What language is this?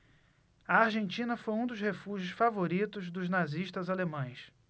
Portuguese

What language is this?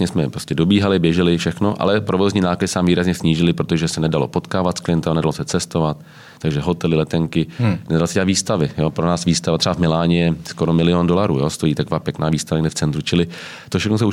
Czech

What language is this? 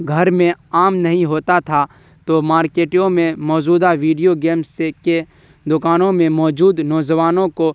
Urdu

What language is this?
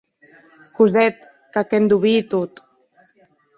Occitan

